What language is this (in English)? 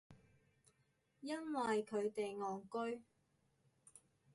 Cantonese